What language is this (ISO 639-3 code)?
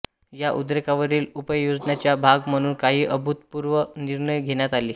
mar